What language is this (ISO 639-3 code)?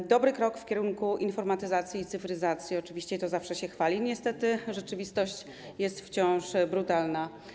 pol